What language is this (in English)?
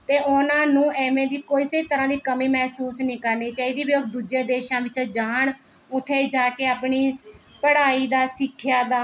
Punjabi